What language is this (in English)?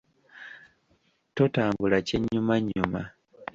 Ganda